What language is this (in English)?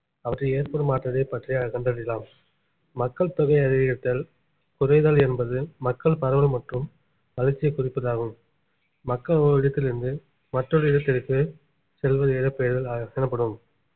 Tamil